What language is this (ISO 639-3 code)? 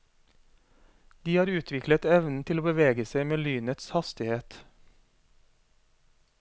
nor